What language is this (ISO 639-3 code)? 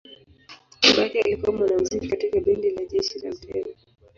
swa